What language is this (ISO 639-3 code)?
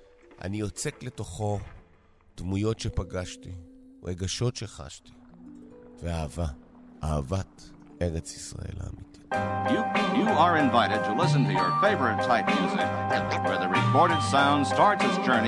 heb